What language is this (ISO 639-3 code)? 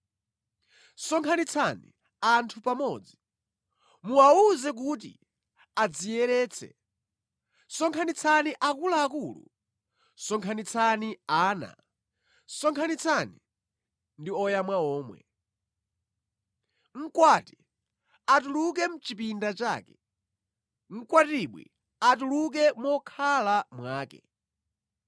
nya